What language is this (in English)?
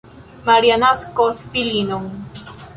Esperanto